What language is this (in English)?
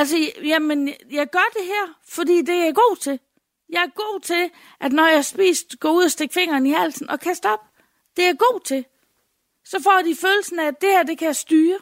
Danish